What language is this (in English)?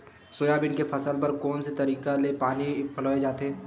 Chhattisgarhi